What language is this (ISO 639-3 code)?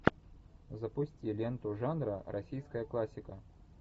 rus